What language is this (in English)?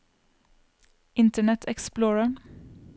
Norwegian